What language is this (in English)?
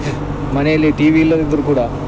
Kannada